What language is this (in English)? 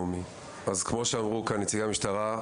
Hebrew